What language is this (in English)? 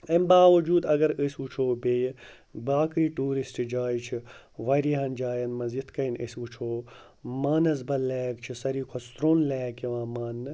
Kashmiri